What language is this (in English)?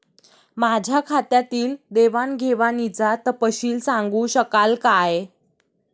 Marathi